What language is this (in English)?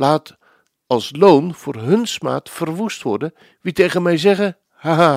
Dutch